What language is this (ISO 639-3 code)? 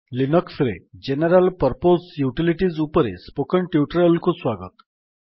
ori